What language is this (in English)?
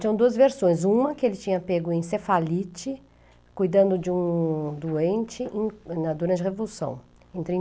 Portuguese